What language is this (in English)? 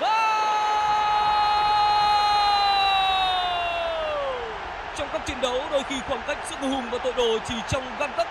Vietnamese